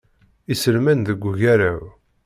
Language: Kabyle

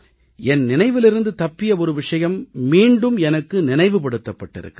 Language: Tamil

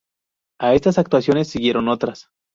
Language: Spanish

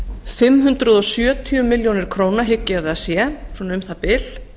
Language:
Icelandic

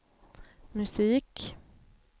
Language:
Swedish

